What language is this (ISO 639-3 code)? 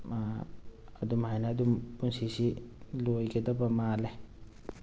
mni